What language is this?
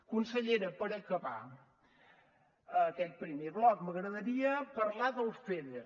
Catalan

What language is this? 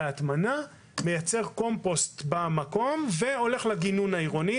Hebrew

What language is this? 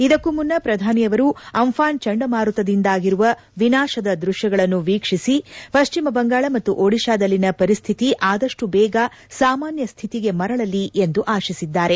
Kannada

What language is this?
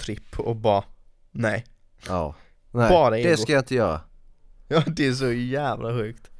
Swedish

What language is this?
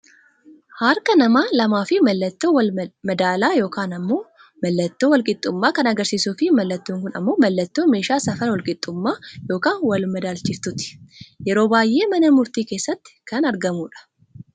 Oromo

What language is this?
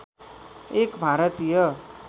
Nepali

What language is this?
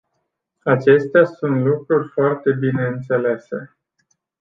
Romanian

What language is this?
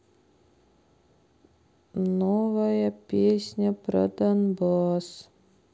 Russian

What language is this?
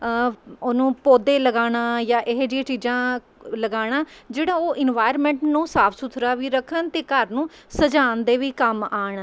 Punjabi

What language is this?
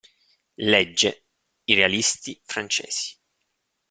Italian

